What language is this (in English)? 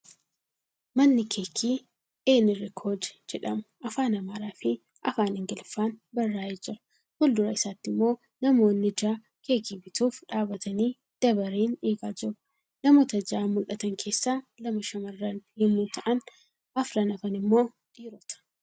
Oromo